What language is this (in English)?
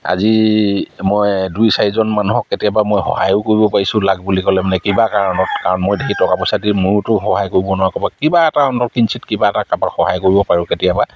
Assamese